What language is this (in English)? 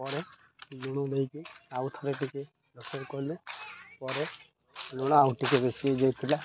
Odia